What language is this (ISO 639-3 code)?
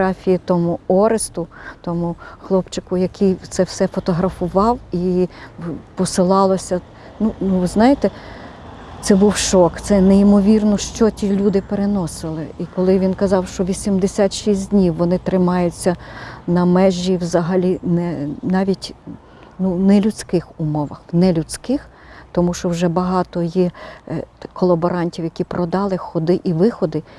ukr